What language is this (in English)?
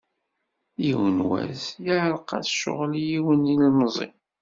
Kabyle